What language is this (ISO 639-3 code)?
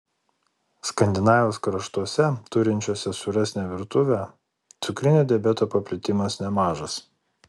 lit